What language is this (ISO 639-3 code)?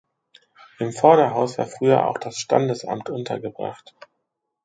deu